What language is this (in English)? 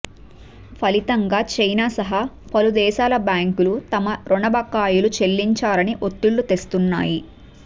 Telugu